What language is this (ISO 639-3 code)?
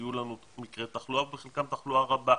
heb